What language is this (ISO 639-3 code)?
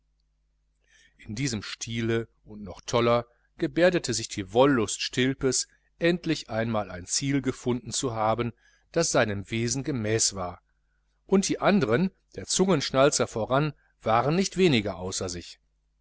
deu